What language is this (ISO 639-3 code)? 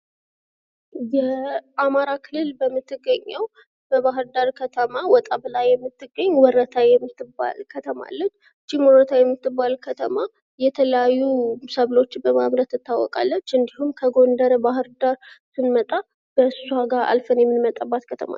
amh